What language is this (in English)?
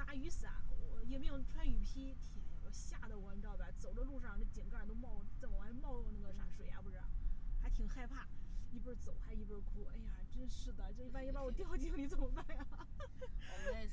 Chinese